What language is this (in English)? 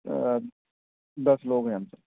Urdu